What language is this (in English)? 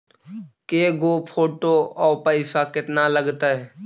Magahi